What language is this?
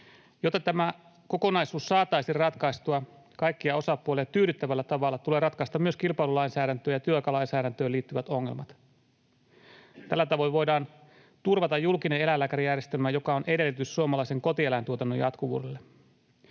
Finnish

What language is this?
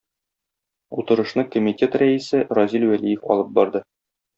Tatar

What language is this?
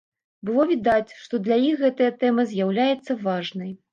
Belarusian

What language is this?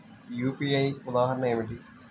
Telugu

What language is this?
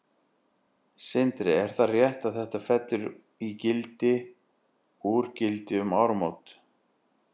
Icelandic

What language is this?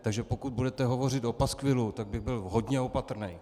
Czech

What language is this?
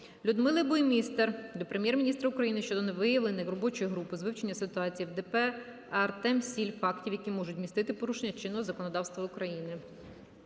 Ukrainian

